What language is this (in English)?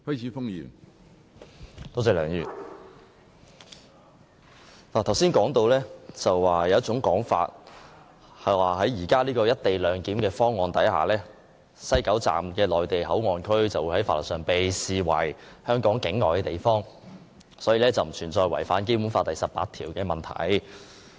Cantonese